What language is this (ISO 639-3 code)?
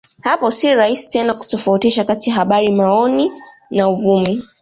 swa